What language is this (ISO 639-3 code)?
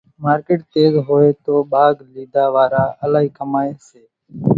gjk